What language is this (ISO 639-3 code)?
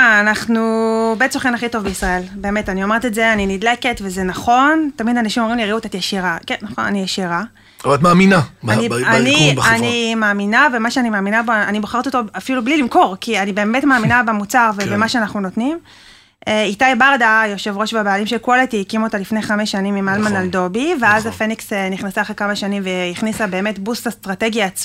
heb